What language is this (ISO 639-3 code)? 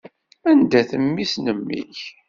kab